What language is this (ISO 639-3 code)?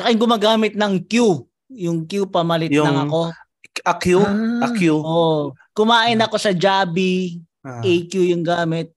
fil